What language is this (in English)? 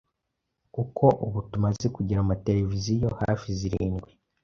Kinyarwanda